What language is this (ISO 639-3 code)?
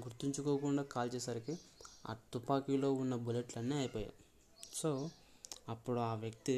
tel